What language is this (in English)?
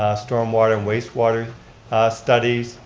English